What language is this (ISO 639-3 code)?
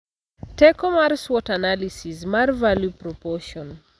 luo